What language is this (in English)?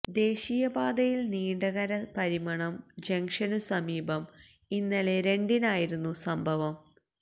Malayalam